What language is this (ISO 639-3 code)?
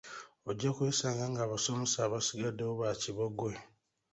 lug